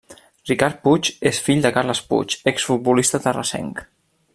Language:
Catalan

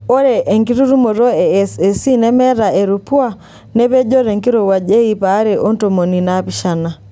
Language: Masai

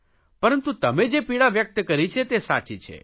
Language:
Gujarati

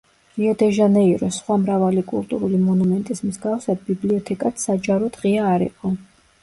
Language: Georgian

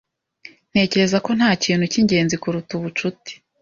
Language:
Kinyarwanda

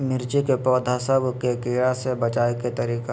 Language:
Magahi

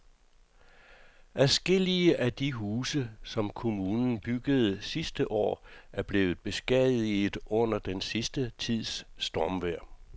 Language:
Danish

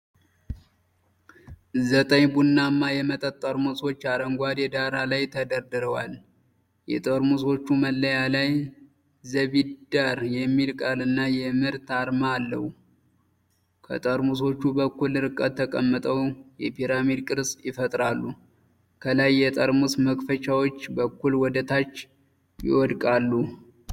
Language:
Amharic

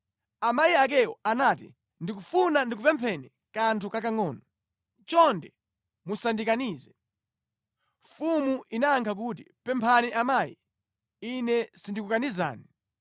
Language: Nyanja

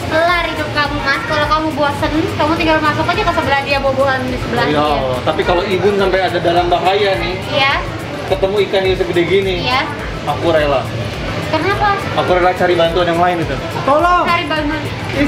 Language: Indonesian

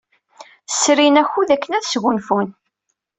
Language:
Kabyle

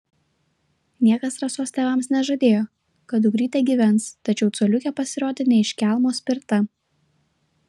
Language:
Lithuanian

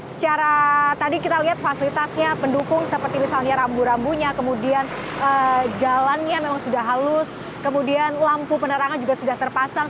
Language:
Indonesian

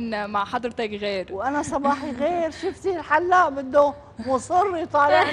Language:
Arabic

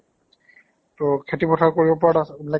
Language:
Assamese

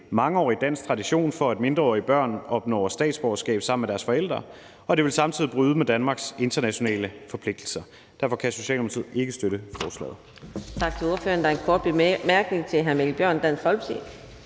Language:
Danish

